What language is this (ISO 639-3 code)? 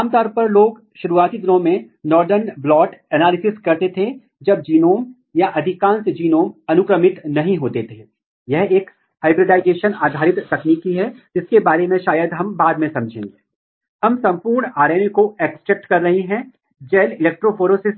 hin